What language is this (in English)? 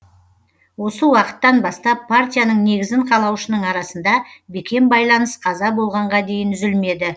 Kazakh